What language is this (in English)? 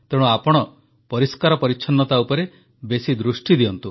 Odia